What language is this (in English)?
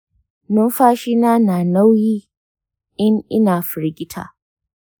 Hausa